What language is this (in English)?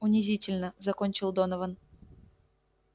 Russian